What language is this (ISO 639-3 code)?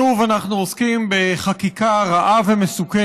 heb